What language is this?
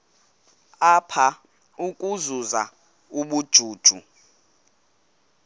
Xhosa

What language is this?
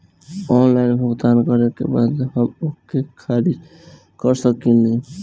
Bhojpuri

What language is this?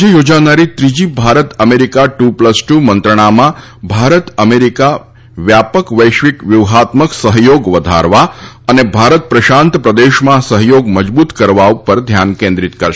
Gujarati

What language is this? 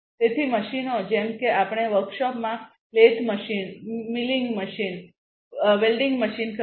Gujarati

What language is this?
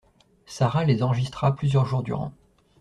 French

